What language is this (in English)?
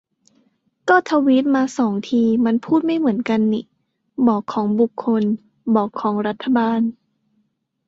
Thai